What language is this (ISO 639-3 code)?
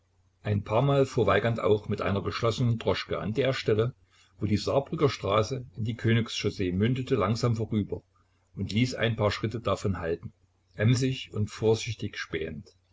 deu